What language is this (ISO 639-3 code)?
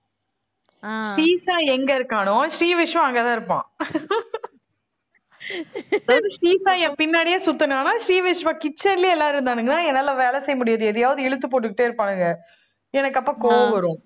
tam